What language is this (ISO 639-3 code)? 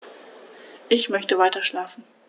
deu